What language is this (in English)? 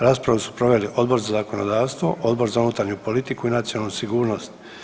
Croatian